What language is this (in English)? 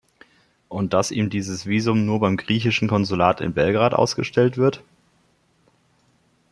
German